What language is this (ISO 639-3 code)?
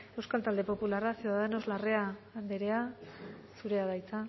eus